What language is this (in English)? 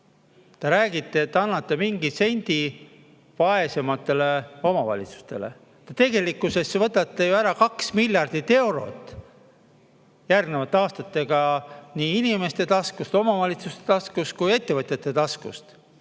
Estonian